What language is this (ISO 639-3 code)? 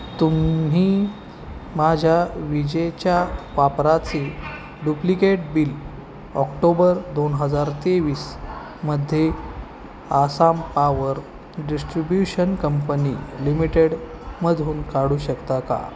mar